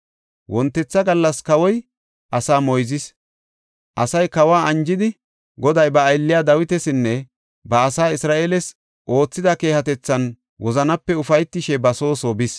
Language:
Gofa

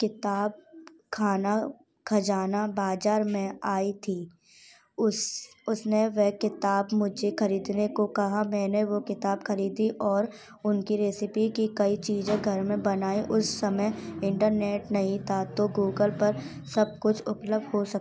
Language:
Hindi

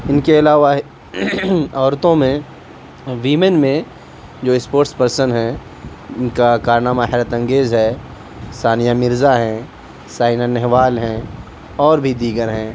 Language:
Urdu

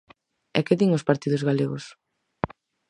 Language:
Galician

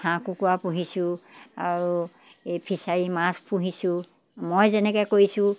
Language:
Assamese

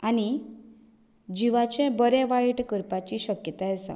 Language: Konkani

